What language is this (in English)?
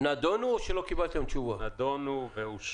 Hebrew